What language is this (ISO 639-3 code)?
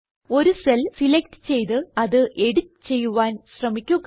mal